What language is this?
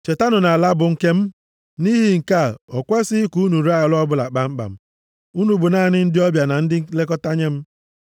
Igbo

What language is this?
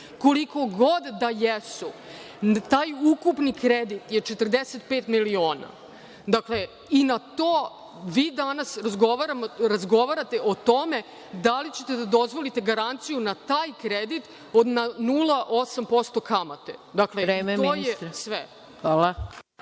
Serbian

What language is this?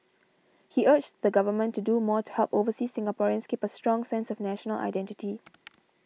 English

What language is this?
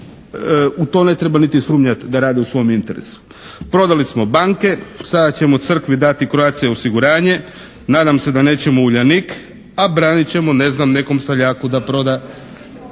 Croatian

